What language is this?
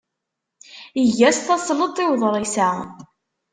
Kabyle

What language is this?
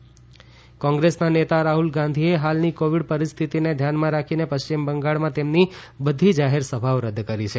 Gujarati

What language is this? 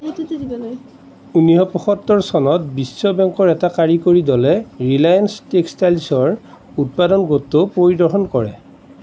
Assamese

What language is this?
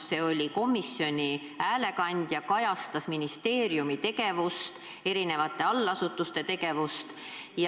Estonian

